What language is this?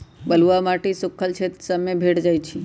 Magahi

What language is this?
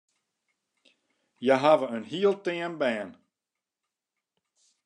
Western Frisian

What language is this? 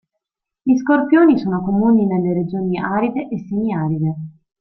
Italian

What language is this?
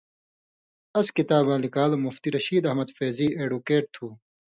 Indus Kohistani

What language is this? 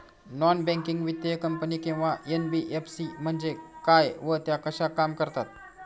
Marathi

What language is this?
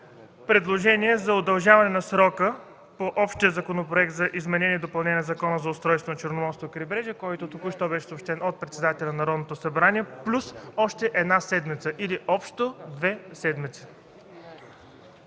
Bulgarian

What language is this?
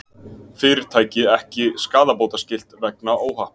Icelandic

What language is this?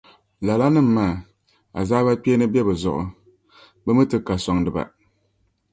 Dagbani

